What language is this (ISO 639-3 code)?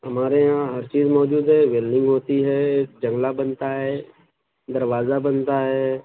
urd